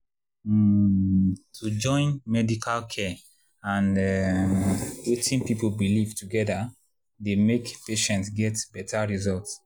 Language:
Nigerian Pidgin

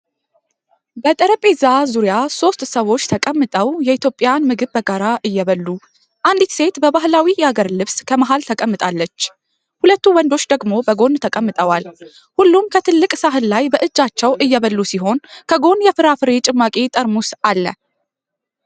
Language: Amharic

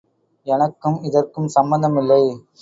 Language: Tamil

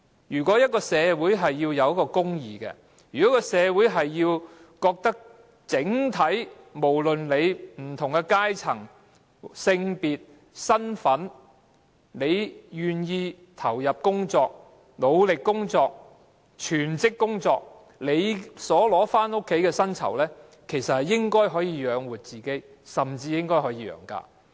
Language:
Cantonese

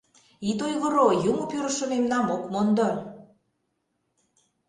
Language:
Mari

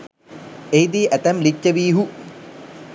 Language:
Sinhala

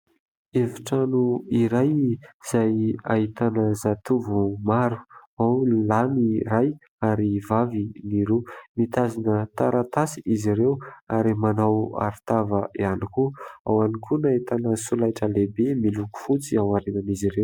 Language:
Malagasy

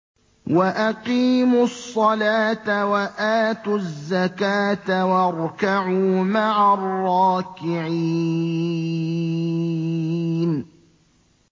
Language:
Arabic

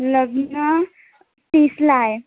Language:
Marathi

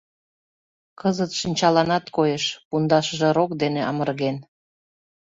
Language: Mari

